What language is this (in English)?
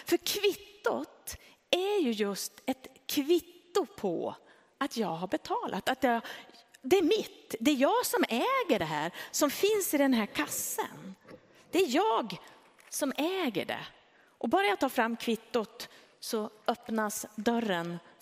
Swedish